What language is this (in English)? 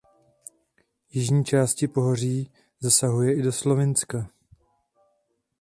Czech